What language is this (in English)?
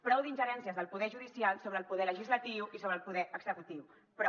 Catalan